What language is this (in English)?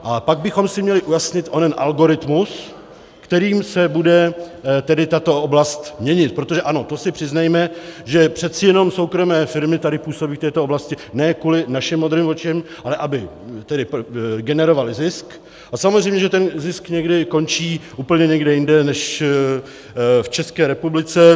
Czech